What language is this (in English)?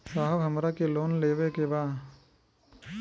Bhojpuri